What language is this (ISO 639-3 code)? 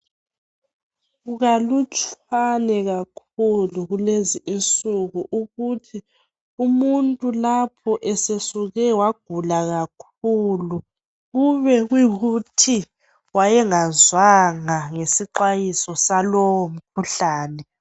nde